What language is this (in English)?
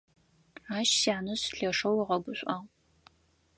Adyghe